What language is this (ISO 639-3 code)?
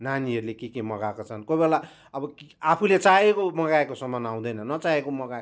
nep